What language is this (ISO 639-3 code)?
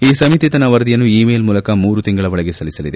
kan